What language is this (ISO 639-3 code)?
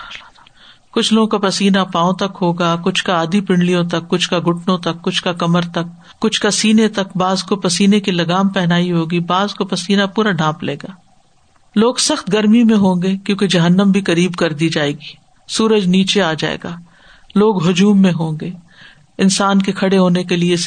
urd